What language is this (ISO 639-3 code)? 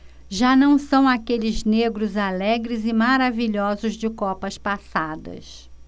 por